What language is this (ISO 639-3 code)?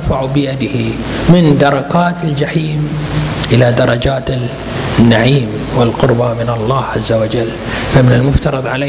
ara